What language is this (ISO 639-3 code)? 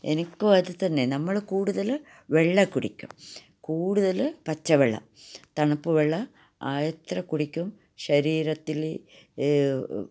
mal